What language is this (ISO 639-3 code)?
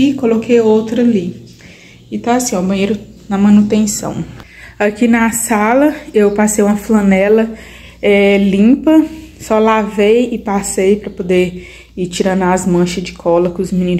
por